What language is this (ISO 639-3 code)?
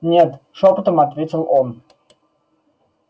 rus